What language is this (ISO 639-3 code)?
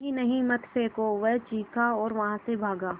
hin